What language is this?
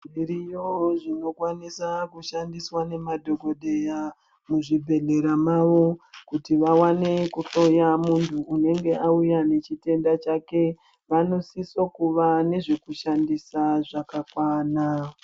Ndau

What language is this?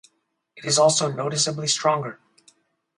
English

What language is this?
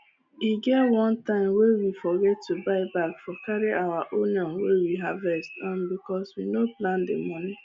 Nigerian Pidgin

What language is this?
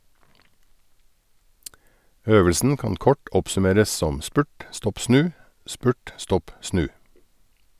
Norwegian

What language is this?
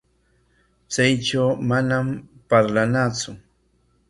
Corongo Ancash Quechua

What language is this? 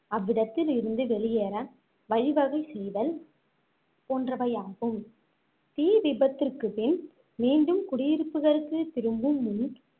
Tamil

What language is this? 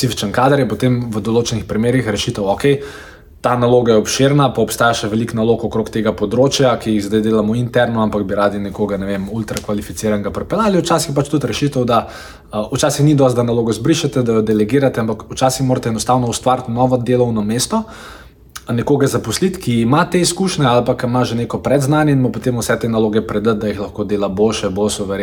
Croatian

